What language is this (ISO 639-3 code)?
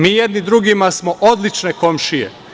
srp